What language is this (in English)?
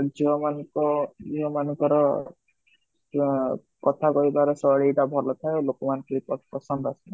Odia